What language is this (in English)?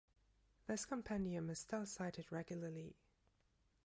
English